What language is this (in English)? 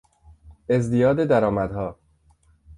Persian